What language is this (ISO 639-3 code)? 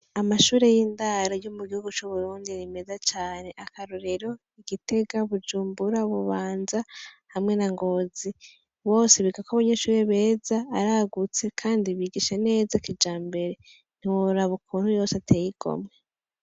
run